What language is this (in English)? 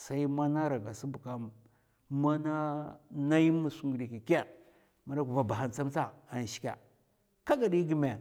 Mafa